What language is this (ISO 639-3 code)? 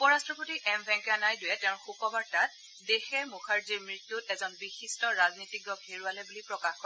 asm